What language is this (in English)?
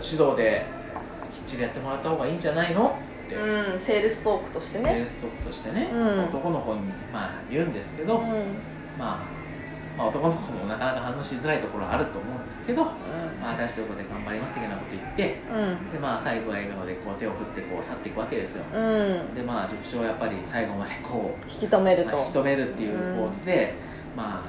Japanese